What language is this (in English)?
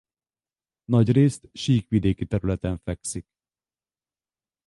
Hungarian